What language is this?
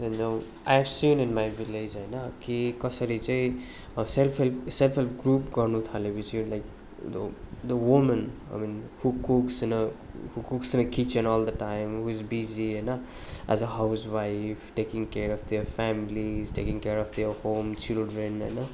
Nepali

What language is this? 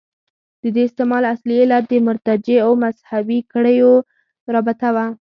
Pashto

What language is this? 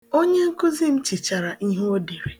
Igbo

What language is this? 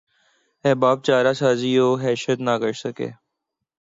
Urdu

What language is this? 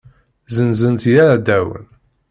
Kabyle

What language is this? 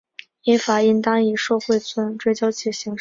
Chinese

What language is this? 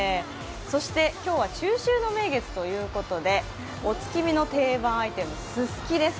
Japanese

